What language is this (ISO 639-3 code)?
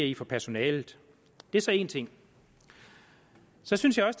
dan